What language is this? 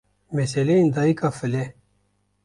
Kurdish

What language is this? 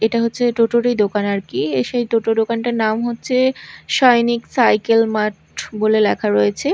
Bangla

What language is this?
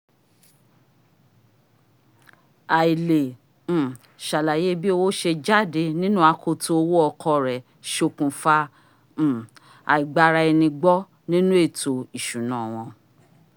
Yoruba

